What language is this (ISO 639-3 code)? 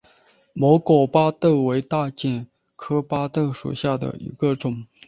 zho